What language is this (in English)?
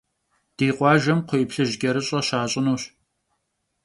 Kabardian